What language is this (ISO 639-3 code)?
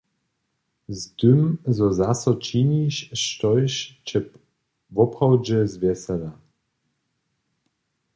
hsb